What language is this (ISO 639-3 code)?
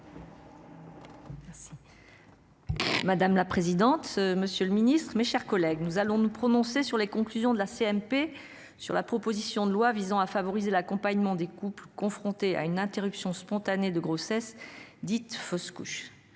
fra